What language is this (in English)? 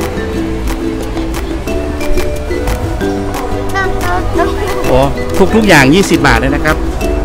Thai